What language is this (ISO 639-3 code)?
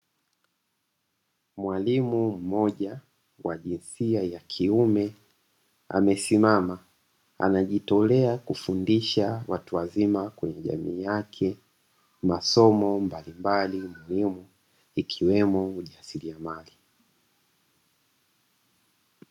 swa